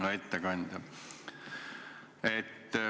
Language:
Estonian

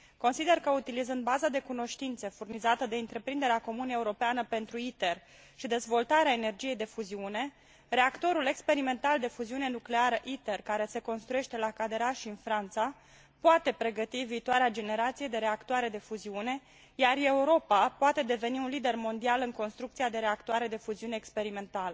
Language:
Romanian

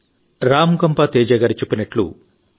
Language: Telugu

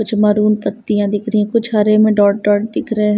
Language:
Hindi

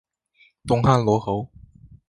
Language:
Chinese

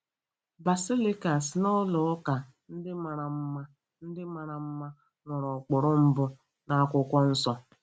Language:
Igbo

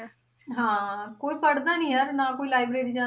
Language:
Punjabi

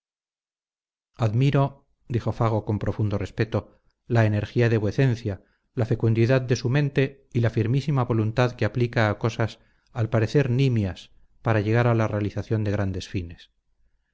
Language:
Spanish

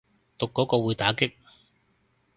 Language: Cantonese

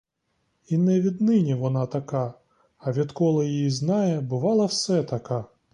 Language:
Ukrainian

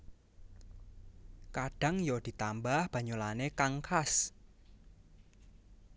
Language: Javanese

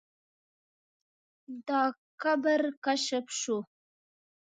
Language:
Pashto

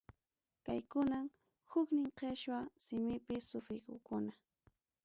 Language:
Ayacucho Quechua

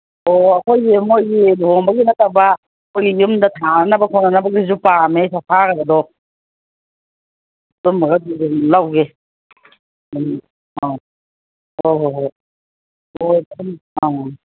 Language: Manipuri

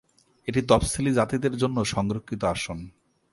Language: Bangla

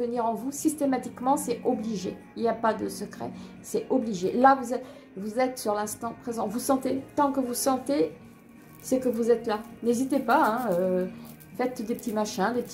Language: French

